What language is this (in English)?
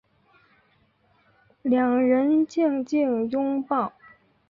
Chinese